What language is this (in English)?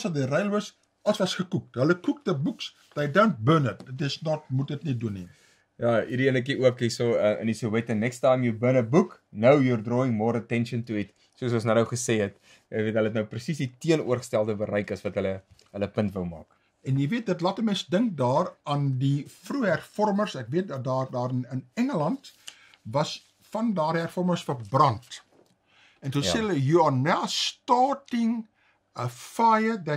Dutch